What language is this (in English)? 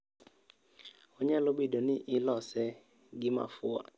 Luo (Kenya and Tanzania)